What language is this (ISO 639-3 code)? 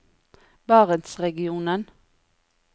nor